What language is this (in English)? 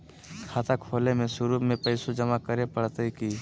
Magahi